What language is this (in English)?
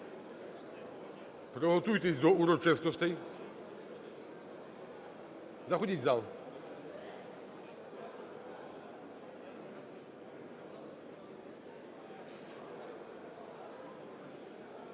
Ukrainian